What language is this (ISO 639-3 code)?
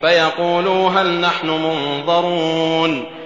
ara